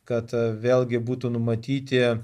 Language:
Lithuanian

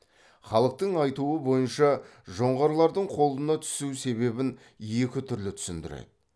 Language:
Kazakh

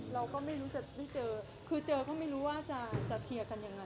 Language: Thai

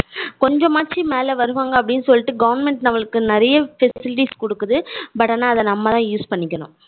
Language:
Tamil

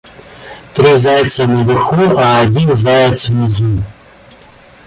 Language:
Russian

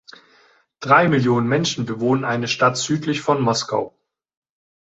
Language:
German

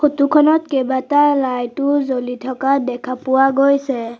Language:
Assamese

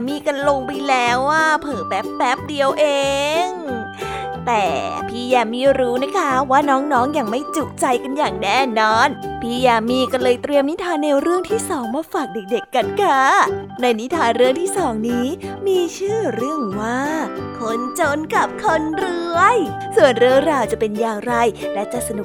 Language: Thai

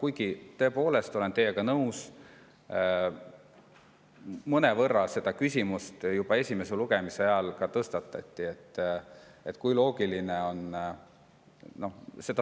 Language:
Estonian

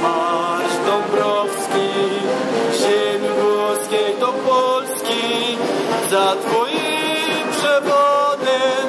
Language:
Polish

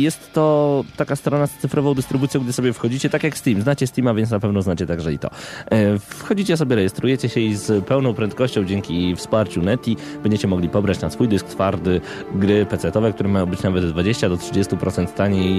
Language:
Polish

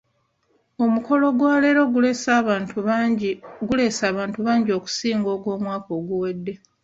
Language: Ganda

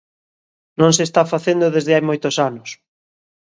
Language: Galician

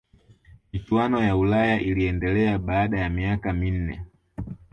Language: Swahili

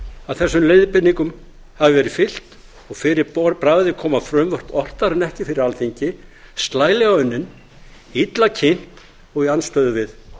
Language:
Icelandic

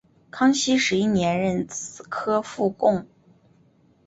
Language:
Chinese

